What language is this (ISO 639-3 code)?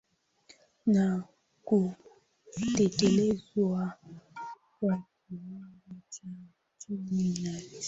swa